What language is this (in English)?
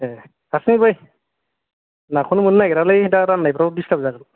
Bodo